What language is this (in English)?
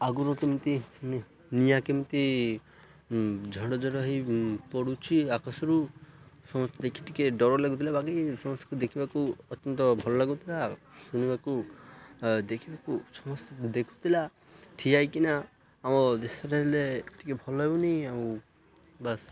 Odia